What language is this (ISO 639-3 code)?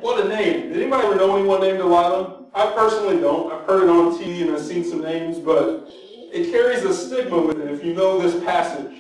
eng